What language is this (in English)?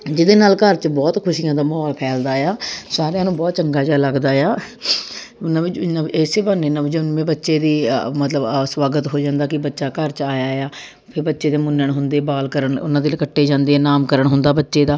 Punjabi